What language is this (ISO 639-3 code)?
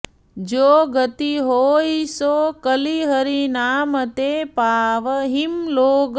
san